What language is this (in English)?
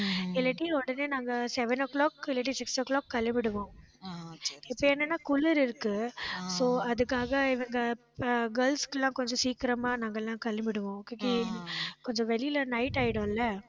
Tamil